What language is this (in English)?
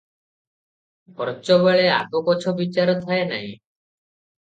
Odia